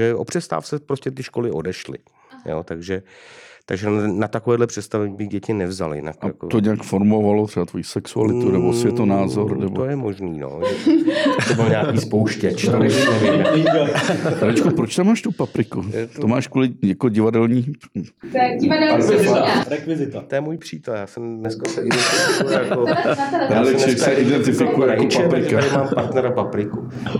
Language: Czech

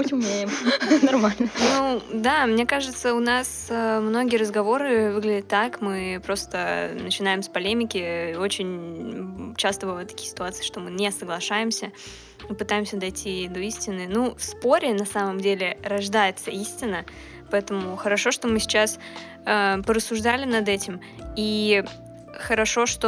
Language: Russian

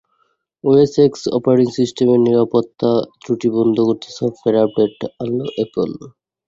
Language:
Bangla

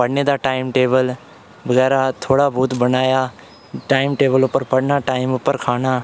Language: Dogri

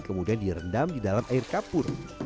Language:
Indonesian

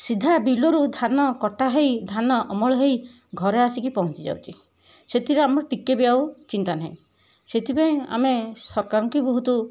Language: Odia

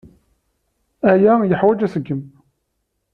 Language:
Kabyle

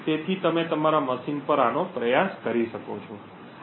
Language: Gujarati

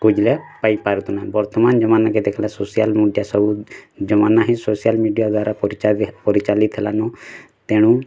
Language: Odia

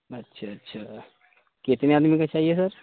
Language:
Urdu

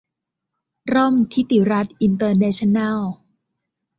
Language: Thai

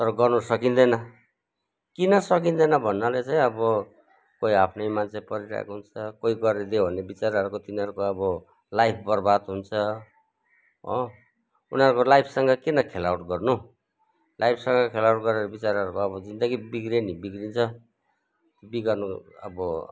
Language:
Nepali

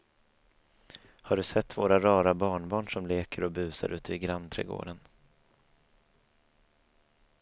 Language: Swedish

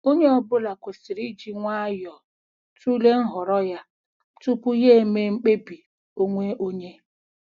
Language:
Igbo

